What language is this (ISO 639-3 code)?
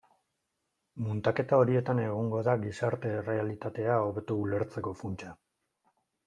eus